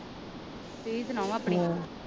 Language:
Punjabi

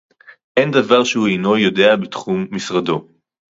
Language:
Hebrew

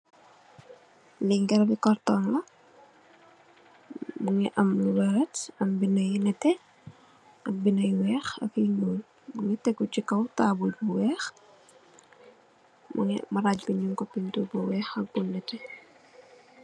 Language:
Wolof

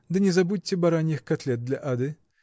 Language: Russian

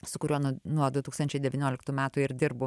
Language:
Lithuanian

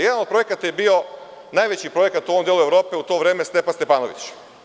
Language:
Serbian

